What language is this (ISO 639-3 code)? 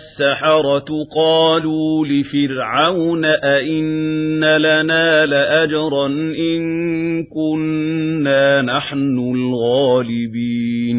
ara